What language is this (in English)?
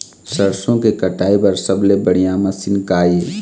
Chhattisgarhi